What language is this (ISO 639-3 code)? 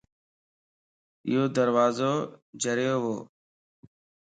lss